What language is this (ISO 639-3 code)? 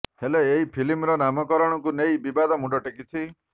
ori